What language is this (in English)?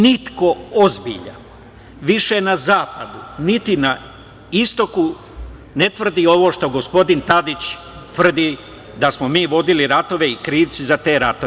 Serbian